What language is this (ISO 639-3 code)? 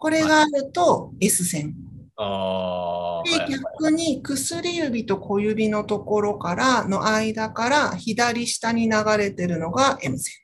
jpn